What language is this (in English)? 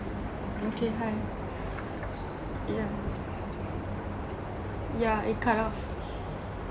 English